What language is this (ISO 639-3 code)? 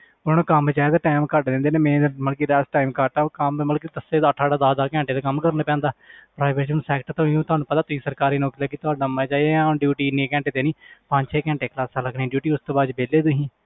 pan